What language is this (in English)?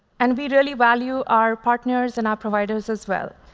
English